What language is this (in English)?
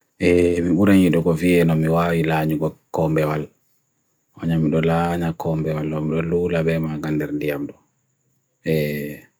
Bagirmi Fulfulde